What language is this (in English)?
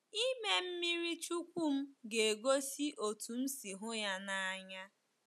Igbo